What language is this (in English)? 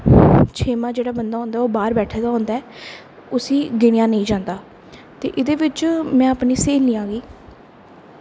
Dogri